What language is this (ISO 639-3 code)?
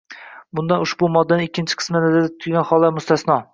uzb